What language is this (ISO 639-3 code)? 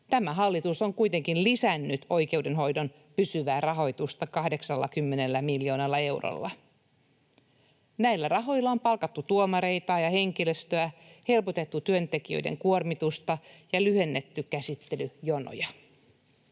fin